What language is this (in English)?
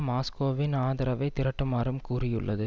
Tamil